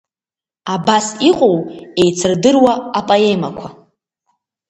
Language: Abkhazian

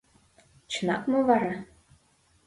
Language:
Mari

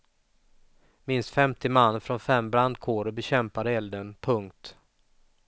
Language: Swedish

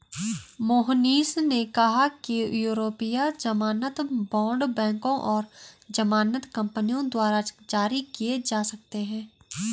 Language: Hindi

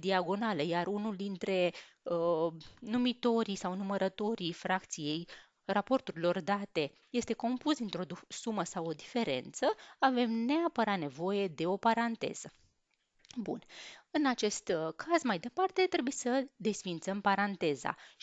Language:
Romanian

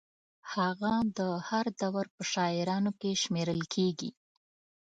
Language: Pashto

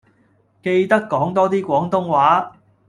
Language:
Cantonese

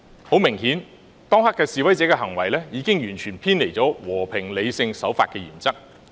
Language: Cantonese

